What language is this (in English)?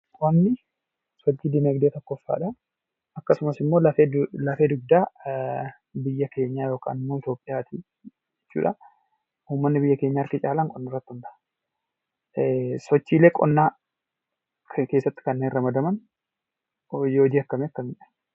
Oromo